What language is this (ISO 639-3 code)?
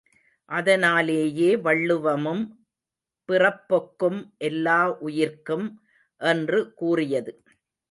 tam